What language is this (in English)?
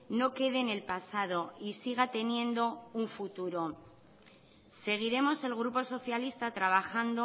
Spanish